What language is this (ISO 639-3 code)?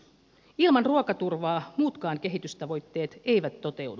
fin